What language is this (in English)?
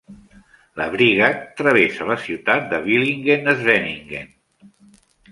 Catalan